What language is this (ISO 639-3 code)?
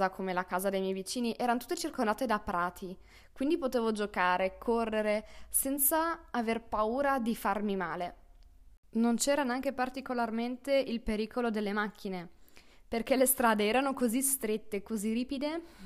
ita